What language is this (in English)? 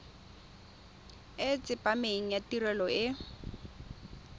Tswana